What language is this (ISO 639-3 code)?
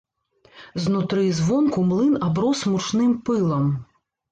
bel